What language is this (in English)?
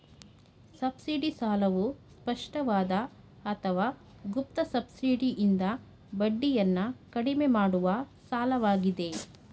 Kannada